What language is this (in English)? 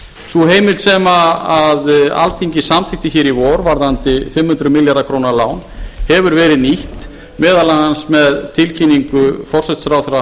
Icelandic